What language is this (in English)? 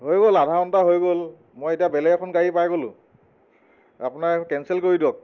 Assamese